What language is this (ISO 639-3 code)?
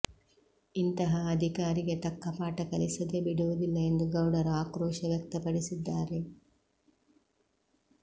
kan